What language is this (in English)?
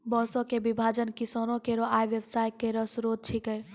Maithili